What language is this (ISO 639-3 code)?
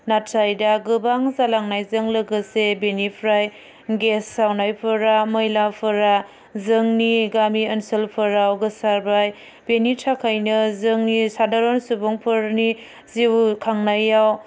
brx